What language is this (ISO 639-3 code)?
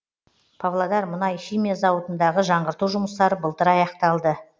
kaz